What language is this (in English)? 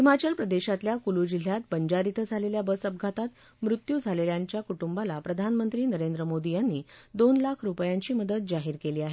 Marathi